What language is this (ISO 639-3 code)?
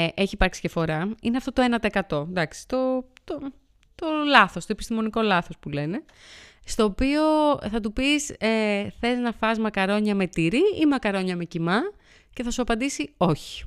ell